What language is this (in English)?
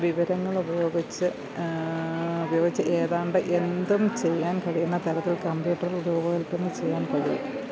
Malayalam